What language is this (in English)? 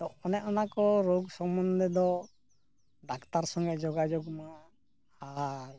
Santali